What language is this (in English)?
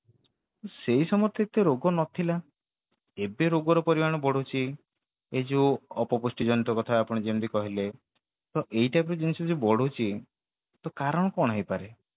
Odia